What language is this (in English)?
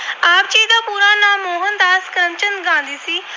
Punjabi